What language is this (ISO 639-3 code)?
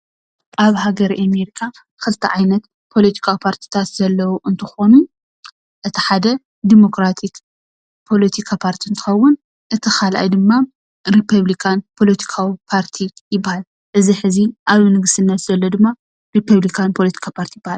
tir